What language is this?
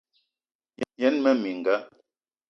Eton (Cameroon)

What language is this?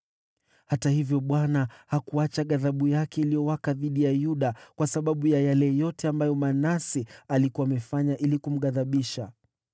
Swahili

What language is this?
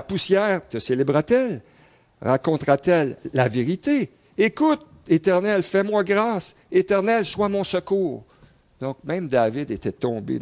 French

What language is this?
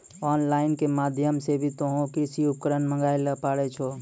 Maithili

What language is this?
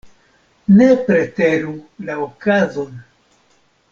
Esperanto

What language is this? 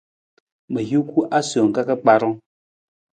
Nawdm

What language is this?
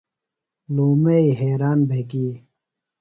Phalura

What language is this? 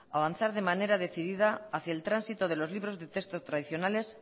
Spanish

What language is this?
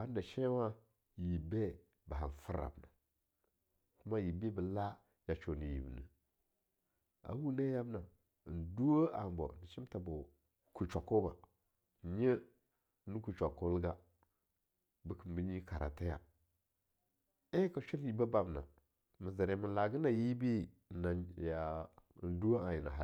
Longuda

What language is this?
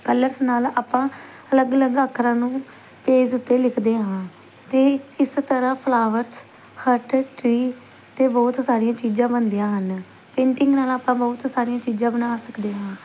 Punjabi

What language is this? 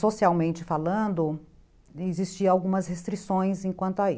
Portuguese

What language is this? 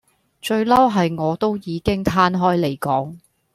Cantonese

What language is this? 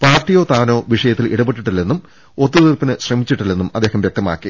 Malayalam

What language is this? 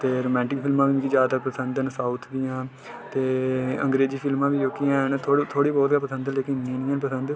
Dogri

